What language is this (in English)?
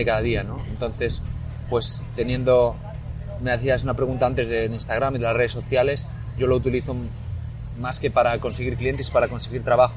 Spanish